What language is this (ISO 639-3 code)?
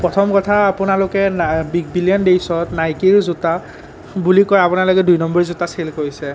asm